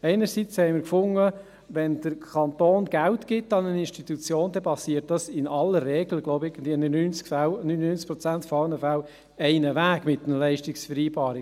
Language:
Swiss German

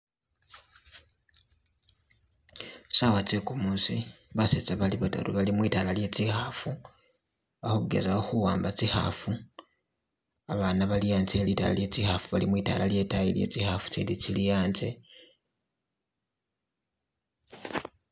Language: Masaaba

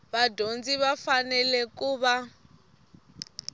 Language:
Tsonga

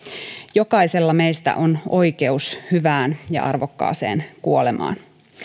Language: Finnish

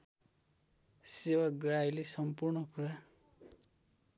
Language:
Nepali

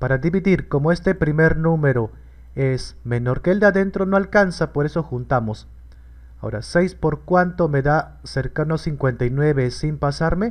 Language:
Spanish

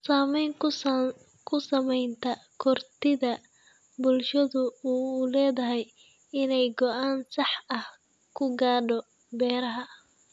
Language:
Somali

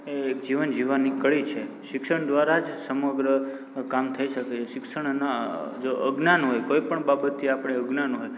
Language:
Gujarati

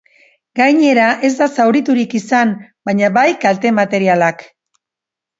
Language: Basque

